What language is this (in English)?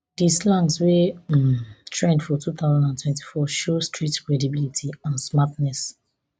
Nigerian Pidgin